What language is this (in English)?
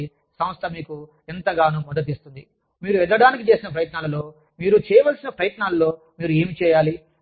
Telugu